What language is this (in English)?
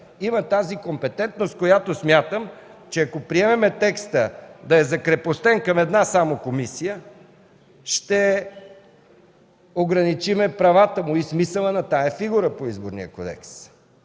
Bulgarian